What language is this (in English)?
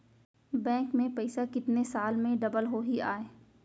Chhattisgarhi